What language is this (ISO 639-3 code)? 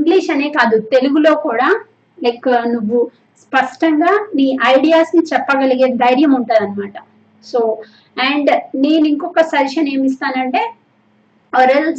tel